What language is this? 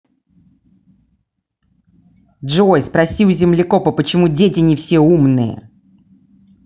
Russian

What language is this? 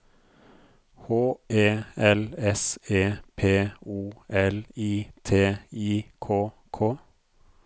Norwegian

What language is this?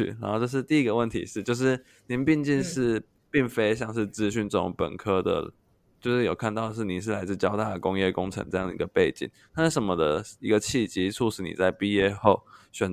Chinese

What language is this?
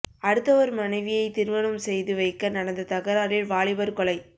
Tamil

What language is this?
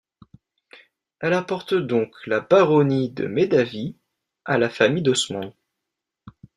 French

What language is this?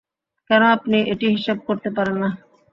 Bangla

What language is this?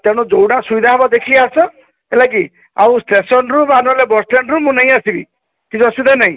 Odia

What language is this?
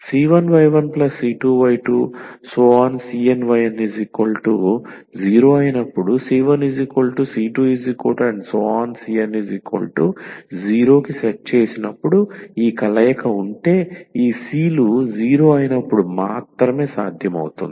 Telugu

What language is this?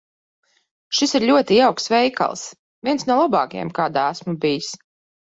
Latvian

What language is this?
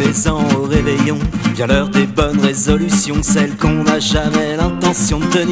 French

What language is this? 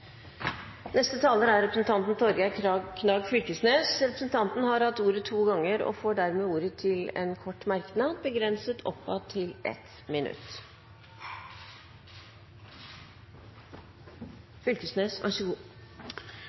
Norwegian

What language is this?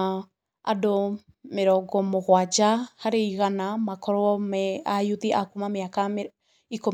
Kikuyu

